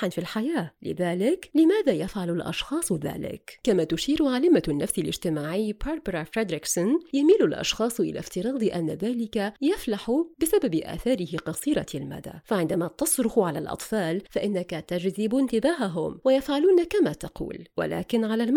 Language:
Arabic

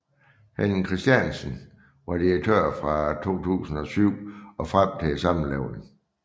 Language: Danish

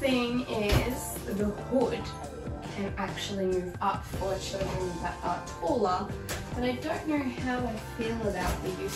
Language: English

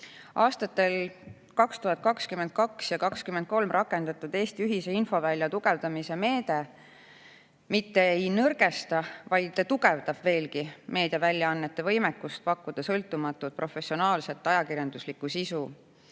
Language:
Estonian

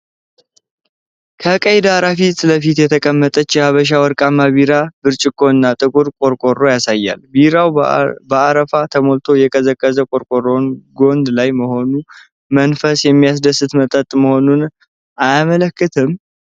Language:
Amharic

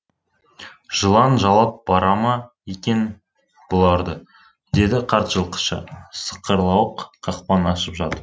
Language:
Kazakh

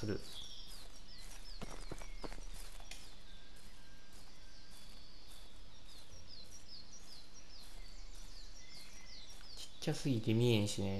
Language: Japanese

